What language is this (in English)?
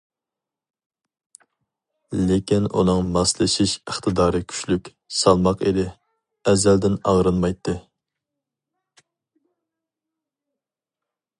Uyghur